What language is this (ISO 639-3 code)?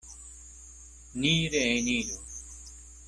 epo